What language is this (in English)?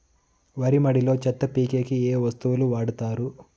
Telugu